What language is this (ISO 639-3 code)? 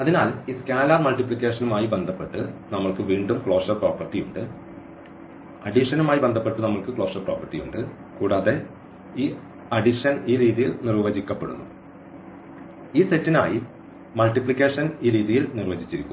mal